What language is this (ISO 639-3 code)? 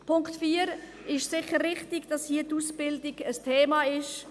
gsw